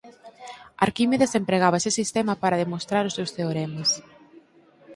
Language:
Galician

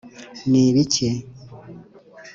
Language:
Kinyarwanda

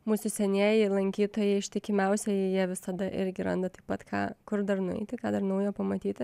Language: Lithuanian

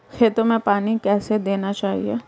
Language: Hindi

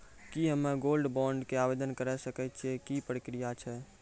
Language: Maithili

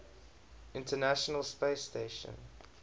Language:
English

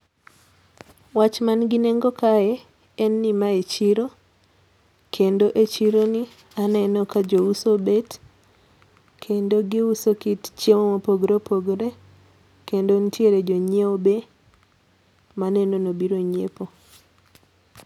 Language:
Luo (Kenya and Tanzania)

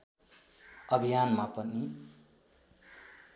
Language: Nepali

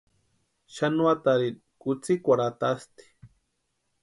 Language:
Western Highland Purepecha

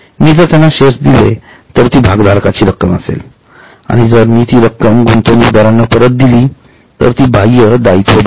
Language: Marathi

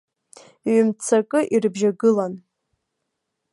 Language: Abkhazian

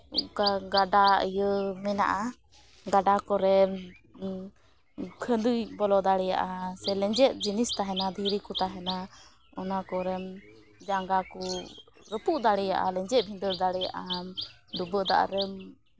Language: Santali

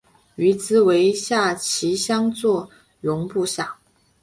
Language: Chinese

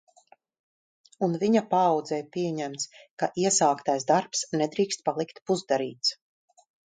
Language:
Latvian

